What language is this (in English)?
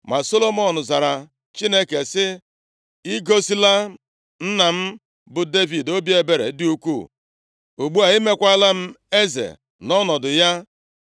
Igbo